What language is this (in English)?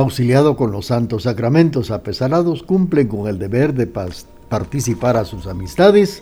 Spanish